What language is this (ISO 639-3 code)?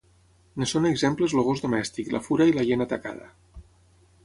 cat